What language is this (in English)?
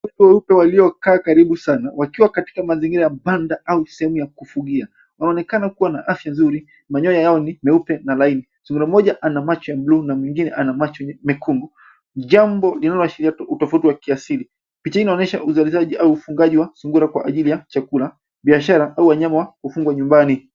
Swahili